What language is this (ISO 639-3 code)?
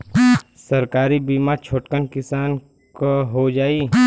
bho